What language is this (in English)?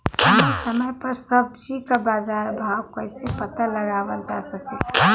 Bhojpuri